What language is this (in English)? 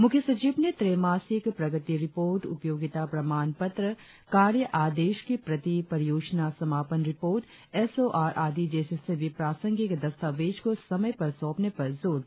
Hindi